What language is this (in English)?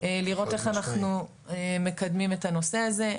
Hebrew